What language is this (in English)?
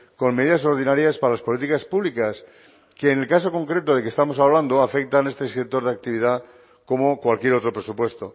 Spanish